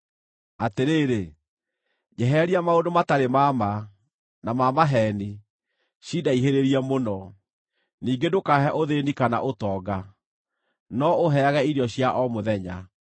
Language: Kikuyu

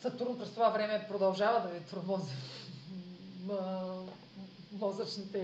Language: Bulgarian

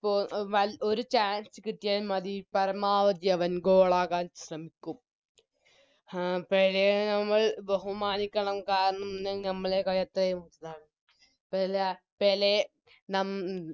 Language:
Malayalam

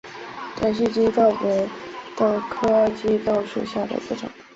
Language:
Chinese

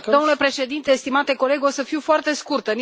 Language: Romanian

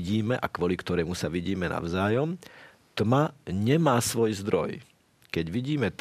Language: Slovak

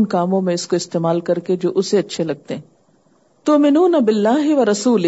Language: Urdu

